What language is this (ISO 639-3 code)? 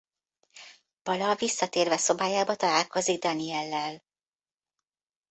hun